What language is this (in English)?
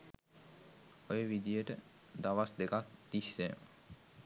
Sinhala